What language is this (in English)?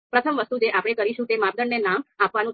Gujarati